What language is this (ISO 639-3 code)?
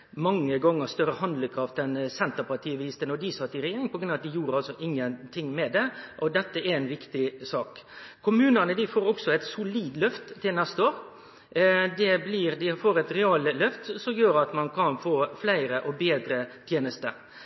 nno